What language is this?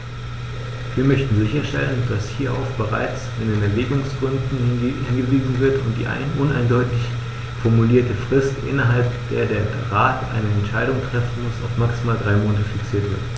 German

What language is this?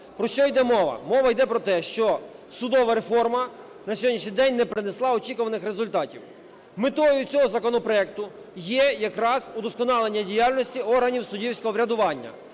Ukrainian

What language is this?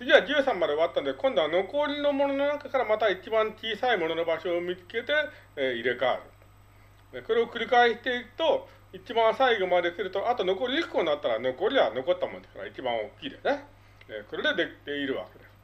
Japanese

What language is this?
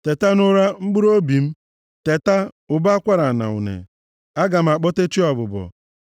Igbo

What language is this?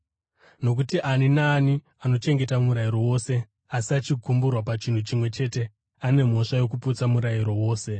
Shona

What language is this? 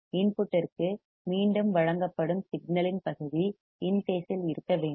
Tamil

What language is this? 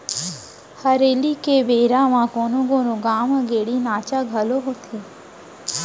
Chhattisgarhi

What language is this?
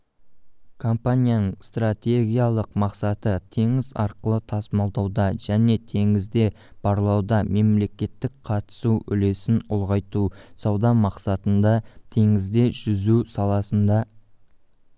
Kazakh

